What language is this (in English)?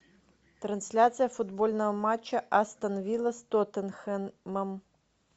Russian